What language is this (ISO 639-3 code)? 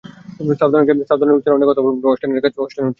ben